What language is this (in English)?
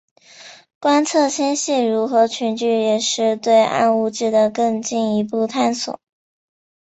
Chinese